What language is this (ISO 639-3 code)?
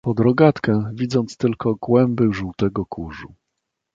pol